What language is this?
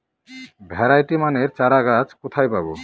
Bangla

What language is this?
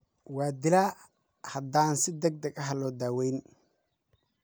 Somali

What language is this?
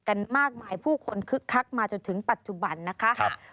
Thai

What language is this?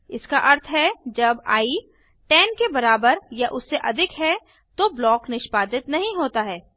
Hindi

